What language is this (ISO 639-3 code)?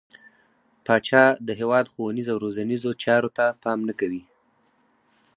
pus